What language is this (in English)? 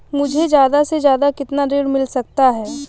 Hindi